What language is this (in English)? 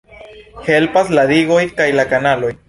Esperanto